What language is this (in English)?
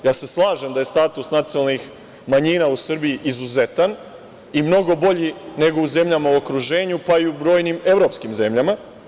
Serbian